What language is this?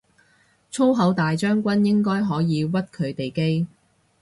Cantonese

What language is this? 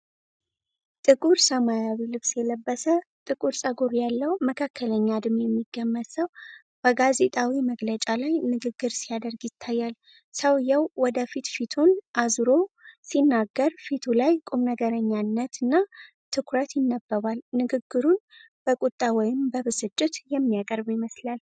Amharic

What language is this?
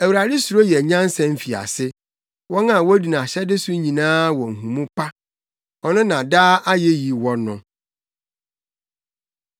Akan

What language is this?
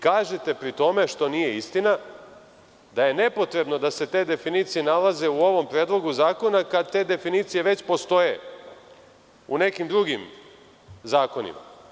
Serbian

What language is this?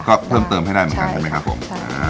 Thai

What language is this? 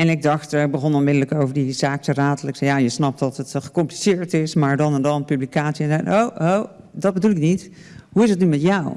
Dutch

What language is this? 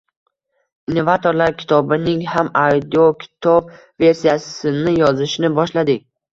Uzbek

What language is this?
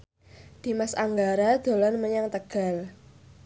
Javanese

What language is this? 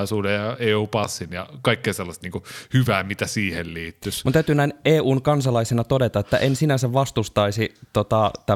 Finnish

